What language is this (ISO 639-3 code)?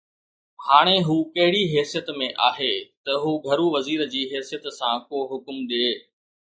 snd